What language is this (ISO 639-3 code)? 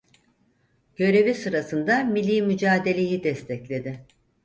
tur